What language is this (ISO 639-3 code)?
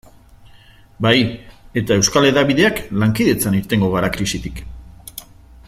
eus